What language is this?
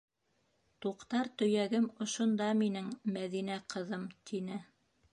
Bashkir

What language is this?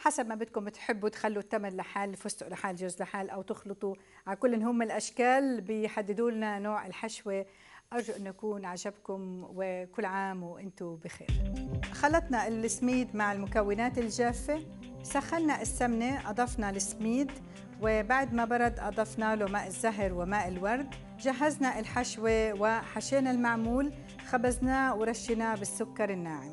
Arabic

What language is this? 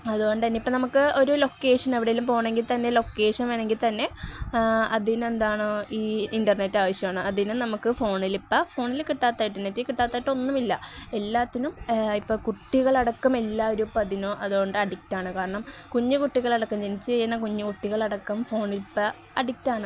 Malayalam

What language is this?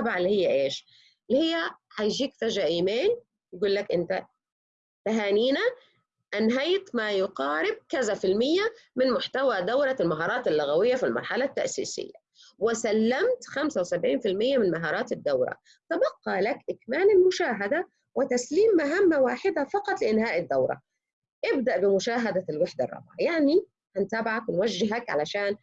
Arabic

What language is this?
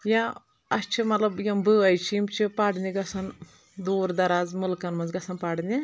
Kashmiri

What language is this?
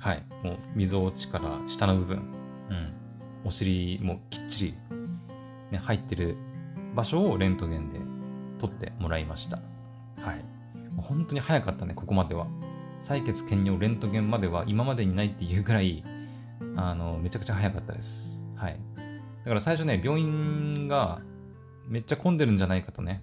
Japanese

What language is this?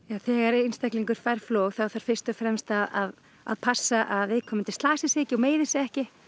Icelandic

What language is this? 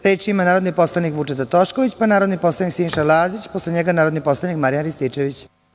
Serbian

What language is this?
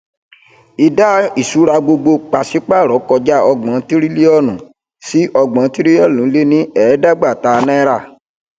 Yoruba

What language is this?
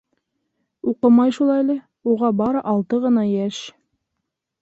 Bashkir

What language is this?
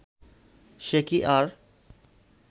Bangla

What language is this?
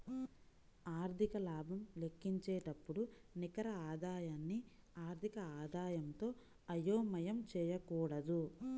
Telugu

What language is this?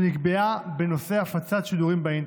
Hebrew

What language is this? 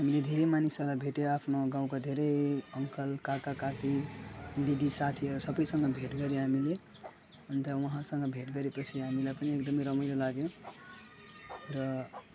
Nepali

